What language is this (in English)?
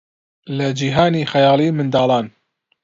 Central Kurdish